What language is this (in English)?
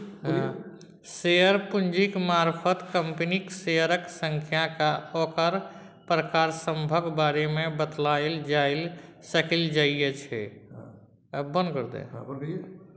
Maithili